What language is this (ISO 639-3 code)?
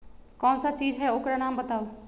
mag